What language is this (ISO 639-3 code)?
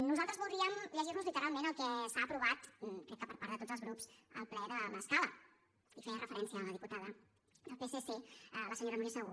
cat